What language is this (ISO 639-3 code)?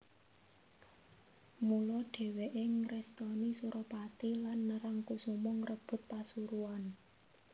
jav